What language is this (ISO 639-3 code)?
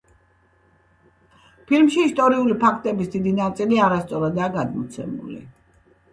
kat